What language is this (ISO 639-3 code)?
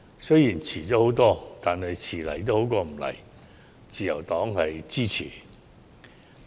yue